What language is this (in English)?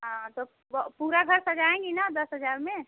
Hindi